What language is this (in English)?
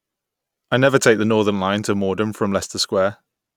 English